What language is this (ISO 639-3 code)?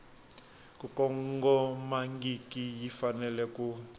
tso